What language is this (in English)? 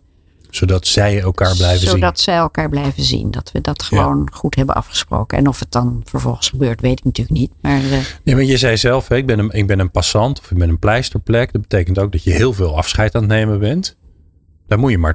Dutch